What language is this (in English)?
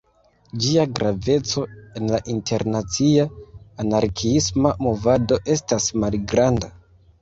Esperanto